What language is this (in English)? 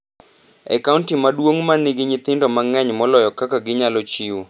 Luo (Kenya and Tanzania)